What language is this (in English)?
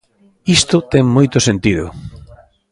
Galician